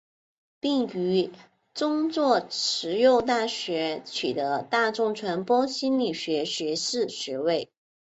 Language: Chinese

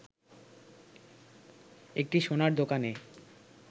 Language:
Bangla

